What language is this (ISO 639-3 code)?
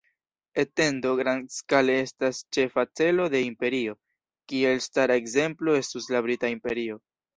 epo